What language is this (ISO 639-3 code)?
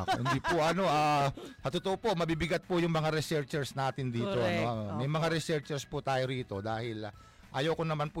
fil